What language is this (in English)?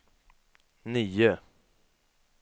Swedish